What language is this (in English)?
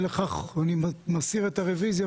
Hebrew